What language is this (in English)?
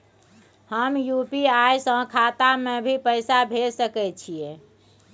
Maithili